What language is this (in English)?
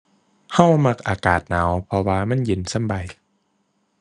Thai